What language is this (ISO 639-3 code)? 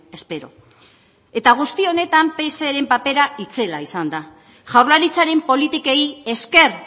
eus